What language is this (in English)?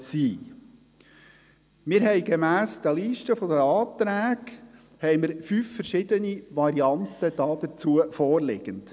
Swiss German